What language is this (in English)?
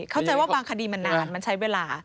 Thai